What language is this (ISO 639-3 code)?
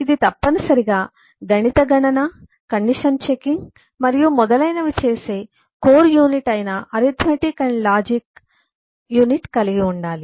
tel